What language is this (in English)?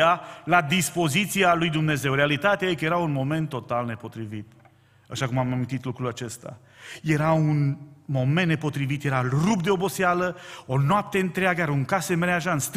Romanian